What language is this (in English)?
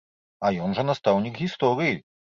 Belarusian